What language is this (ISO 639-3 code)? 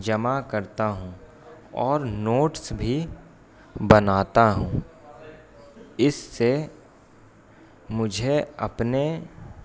urd